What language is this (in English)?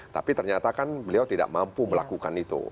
Indonesian